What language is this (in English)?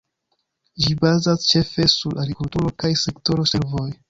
Esperanto